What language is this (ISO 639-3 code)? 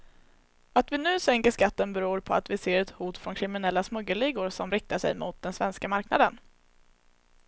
swe